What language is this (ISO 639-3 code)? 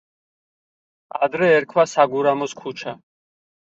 kat